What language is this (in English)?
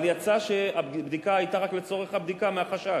Hebrew